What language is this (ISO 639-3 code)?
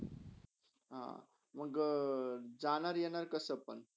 mar